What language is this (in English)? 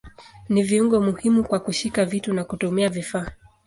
Swahili